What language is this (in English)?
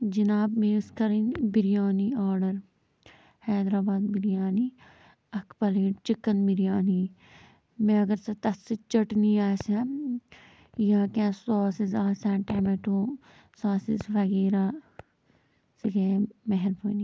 Kashmiri